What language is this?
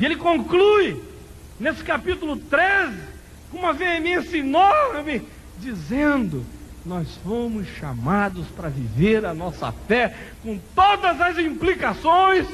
Portuguese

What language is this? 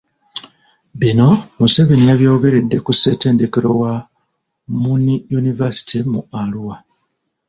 Ganda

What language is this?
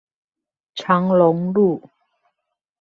Chinese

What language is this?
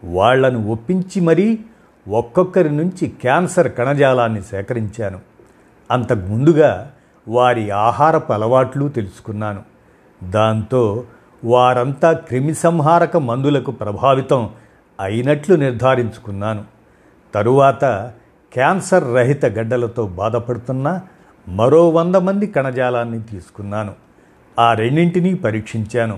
Telugu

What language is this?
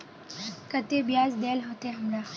Magahi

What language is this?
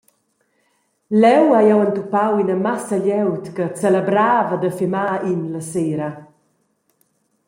Romansh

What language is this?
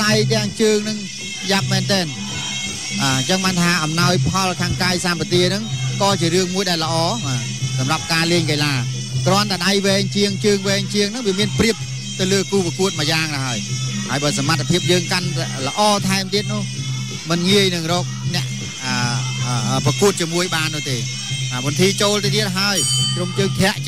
Thai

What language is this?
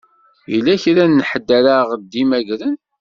Kabyle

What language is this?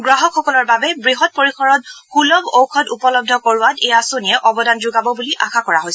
Assamese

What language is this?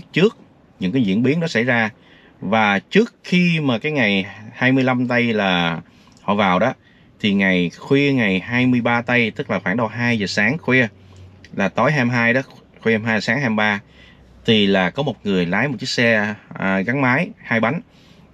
Vietnamese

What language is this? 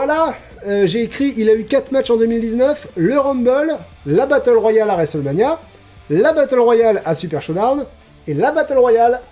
French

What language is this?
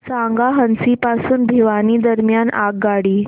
Marathi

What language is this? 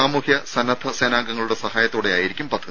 Malayalam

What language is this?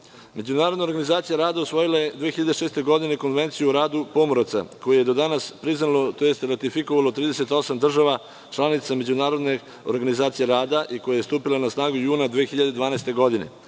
Serbian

